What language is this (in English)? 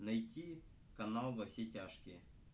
Russian